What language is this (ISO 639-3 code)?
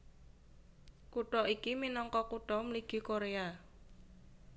jav